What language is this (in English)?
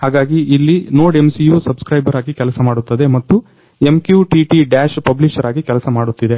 Kannada